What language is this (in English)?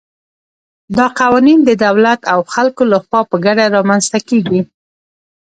Pashto